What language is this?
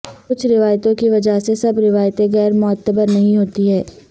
Urdu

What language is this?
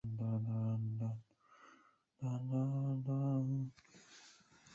Chinese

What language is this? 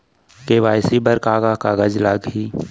Chhattisgarhi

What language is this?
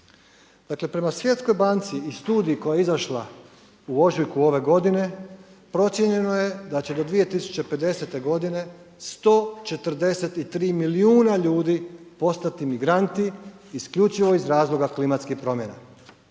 Croatian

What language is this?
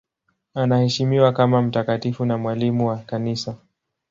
Swahili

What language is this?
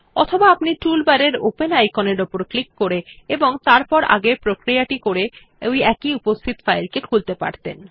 Bangla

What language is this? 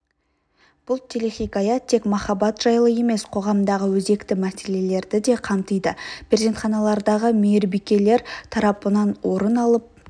Kazakh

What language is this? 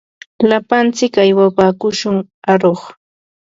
Ambo-Pasco Quechua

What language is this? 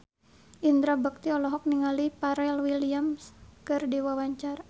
Sundanese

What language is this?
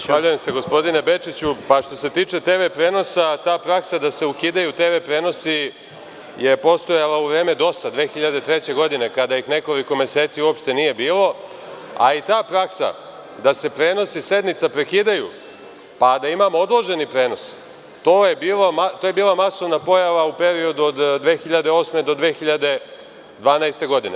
Serbian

